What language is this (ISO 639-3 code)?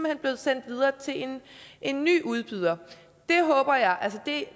dan